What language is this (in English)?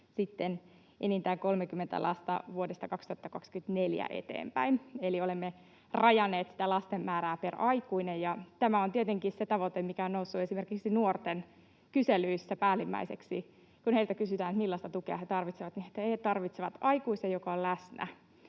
Finnish